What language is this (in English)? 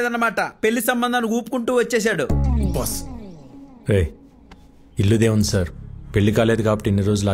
Telugu